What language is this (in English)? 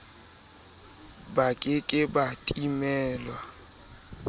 Southern Sotho